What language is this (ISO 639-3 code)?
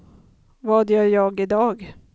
swe